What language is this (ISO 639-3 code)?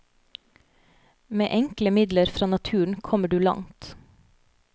nor